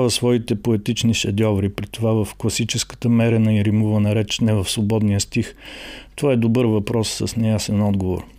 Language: Bulgarian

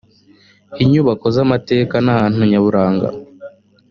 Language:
Kinyarwanda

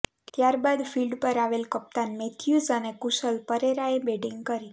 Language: Gujarati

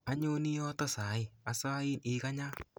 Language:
Kalenjin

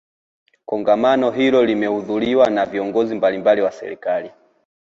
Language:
Swahili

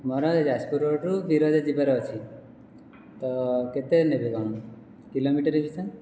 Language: Odia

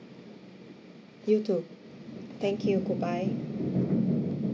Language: English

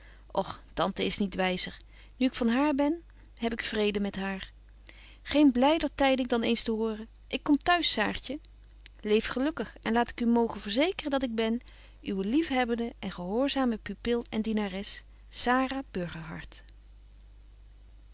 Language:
Dutch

